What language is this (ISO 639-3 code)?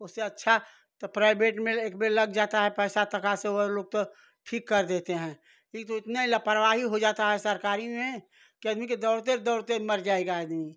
hin